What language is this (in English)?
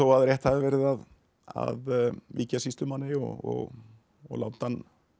Icelandic